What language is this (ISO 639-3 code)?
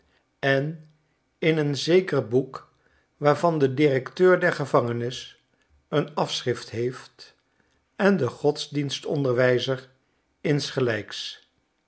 nld